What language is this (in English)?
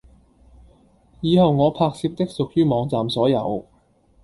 Cantonese